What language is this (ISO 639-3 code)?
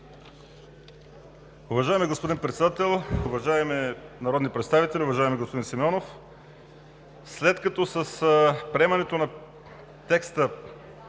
bul